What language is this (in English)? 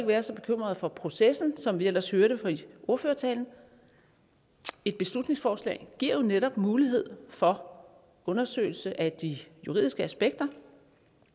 Danish